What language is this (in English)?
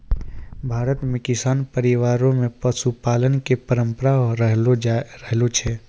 Maithili